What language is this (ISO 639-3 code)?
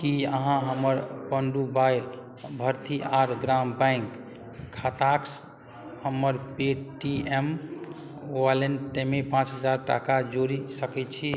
mai